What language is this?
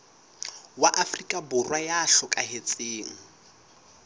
Southern Sotho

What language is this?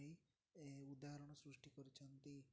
Odia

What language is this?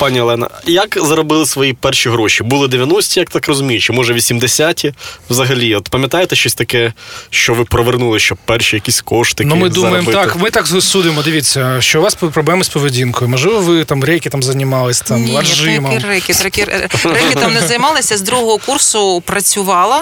Ukrainian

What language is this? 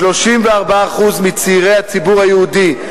Hebrew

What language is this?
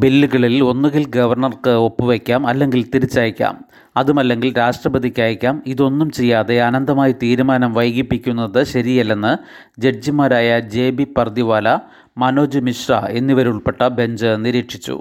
Malayalam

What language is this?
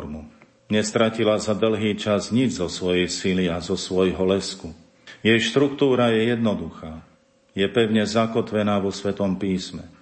Slovak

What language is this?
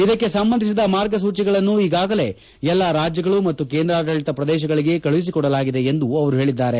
Kannada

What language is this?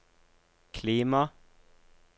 Norwegian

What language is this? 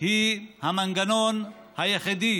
Hebrew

